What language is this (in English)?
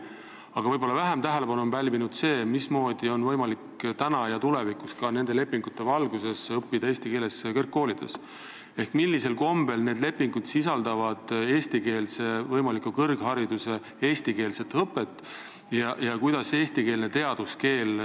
Estonian